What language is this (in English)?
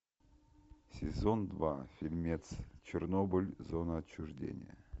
Russian